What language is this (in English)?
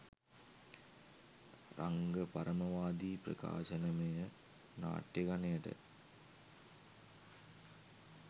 Sinhala